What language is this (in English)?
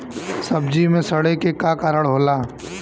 Bhojpuri